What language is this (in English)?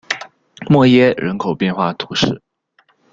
Chinese